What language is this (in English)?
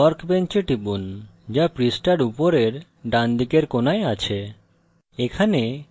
Bangla